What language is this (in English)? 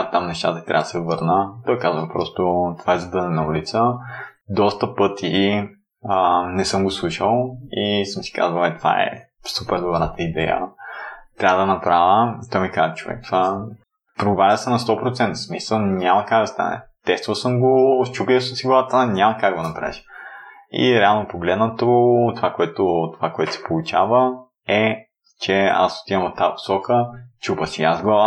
Bulgarian